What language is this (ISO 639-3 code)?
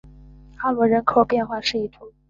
zho